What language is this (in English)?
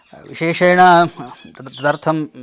Sanskrit